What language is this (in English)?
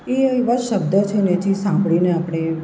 Gujarati